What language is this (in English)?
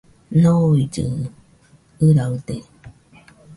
Nüpode Huitoto